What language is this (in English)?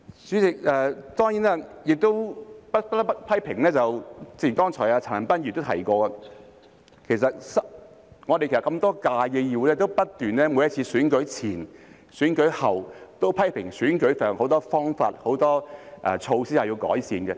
Cantonese